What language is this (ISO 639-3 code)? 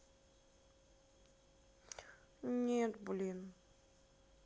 rus